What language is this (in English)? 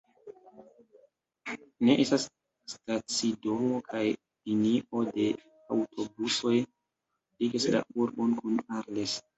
Esperanto